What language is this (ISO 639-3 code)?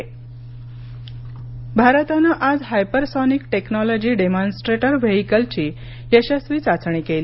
mar